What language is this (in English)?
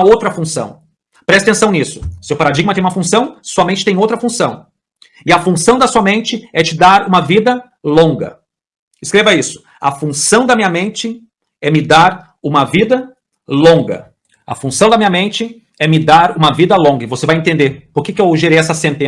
Portuguese